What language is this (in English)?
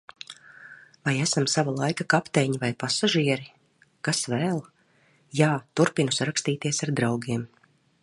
Latvian